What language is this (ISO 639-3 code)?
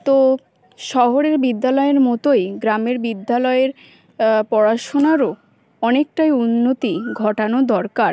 ben